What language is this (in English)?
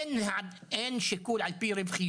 Hebrew